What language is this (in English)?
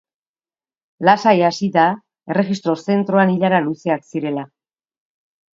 Basque